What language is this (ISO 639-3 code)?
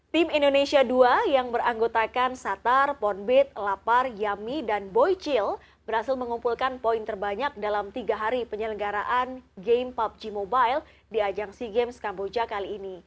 ind